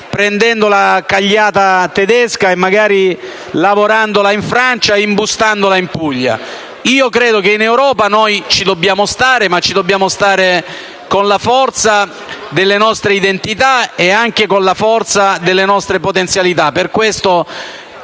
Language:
Italian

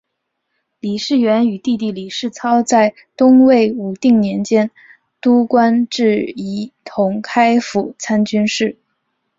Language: Chinese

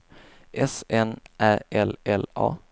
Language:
Swedish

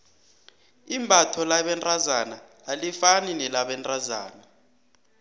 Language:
South Ndebele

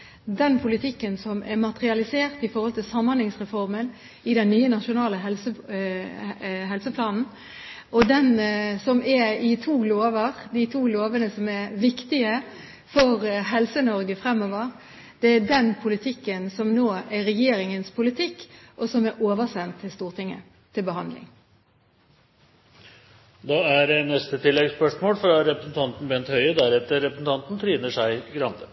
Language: Norwegian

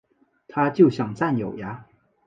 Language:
Chinese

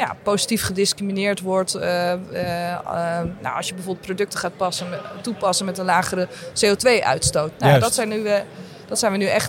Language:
Dutch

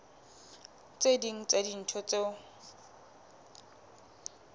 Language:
Southern Sotho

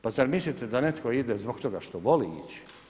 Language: Croatian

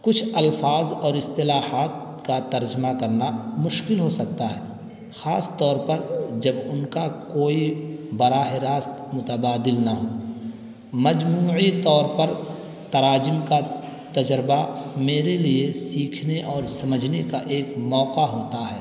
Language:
Urdu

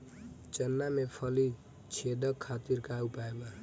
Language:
Bhojpuri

